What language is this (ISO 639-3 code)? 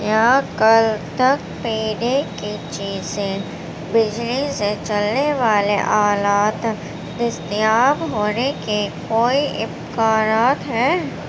urd